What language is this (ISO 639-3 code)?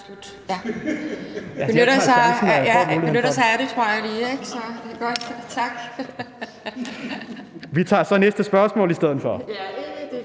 dan